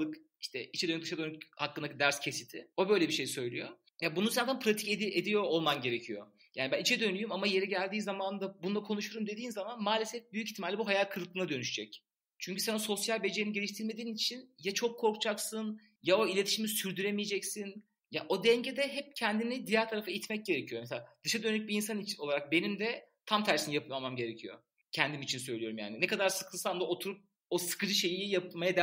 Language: Turkish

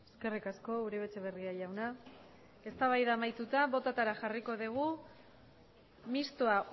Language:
Basque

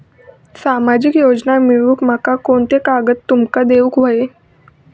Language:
Marathi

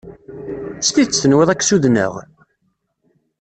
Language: Kabyle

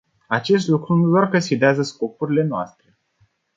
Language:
Romanian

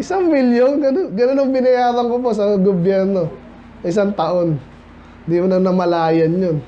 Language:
Filipino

